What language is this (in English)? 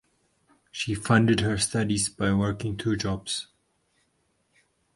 English